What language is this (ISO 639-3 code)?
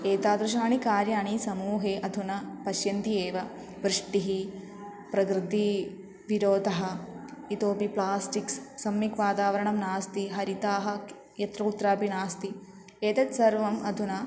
san